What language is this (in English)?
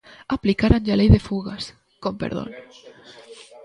Galician